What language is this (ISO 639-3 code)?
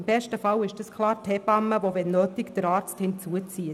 gsw